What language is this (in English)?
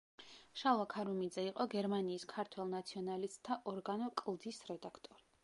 Georgian